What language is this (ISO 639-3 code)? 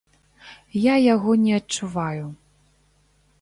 bel